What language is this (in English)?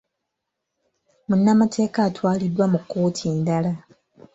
Ganda